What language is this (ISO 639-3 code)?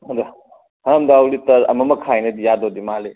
mni